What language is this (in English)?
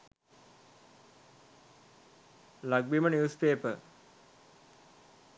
Sinhala